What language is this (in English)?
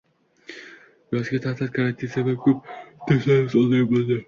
Uzbek